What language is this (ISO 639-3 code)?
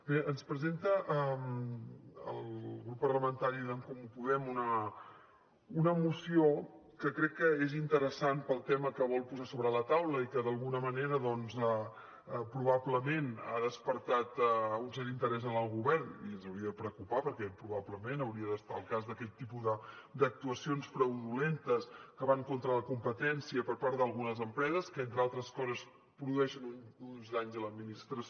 cat